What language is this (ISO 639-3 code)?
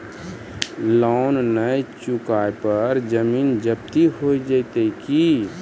mai